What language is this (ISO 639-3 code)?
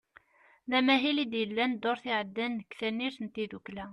kab